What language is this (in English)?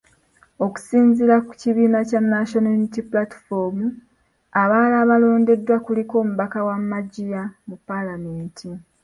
Ganda